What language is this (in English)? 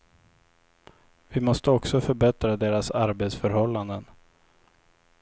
Swedish